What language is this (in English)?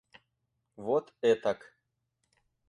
Russian